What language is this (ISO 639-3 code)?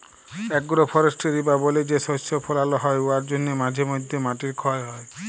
ben